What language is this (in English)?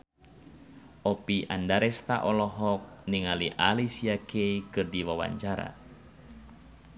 Sundanese